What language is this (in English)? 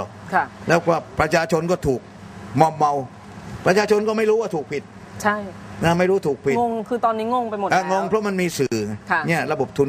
Thai